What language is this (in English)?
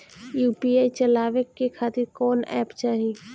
Bhojpuri